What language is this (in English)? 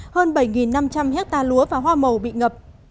Vietnamese